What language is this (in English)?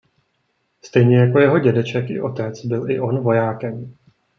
Czech